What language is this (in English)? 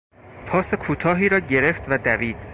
Persian